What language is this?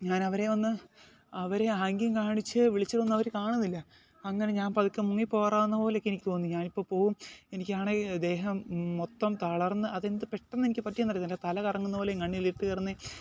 Malayalam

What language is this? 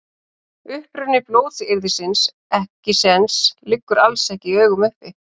Icelandic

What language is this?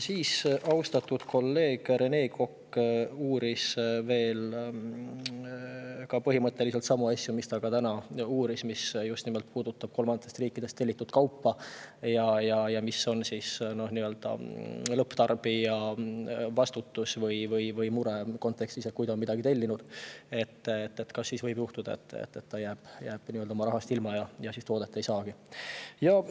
Estonian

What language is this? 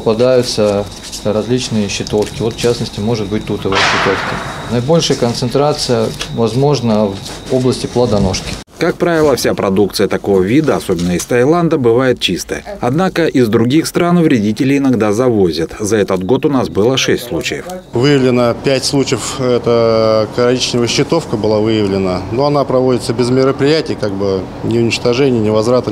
Russian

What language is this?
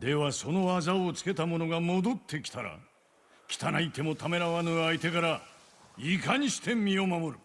Japanese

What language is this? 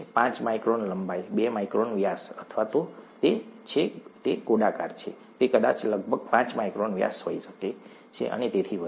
Gujarati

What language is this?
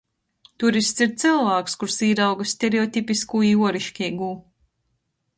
Latgalian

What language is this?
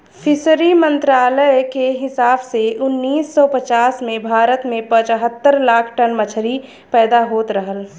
Bhojpuri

